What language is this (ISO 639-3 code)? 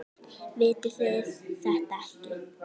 isl